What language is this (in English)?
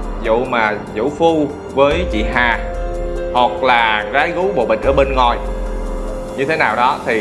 Vietnamese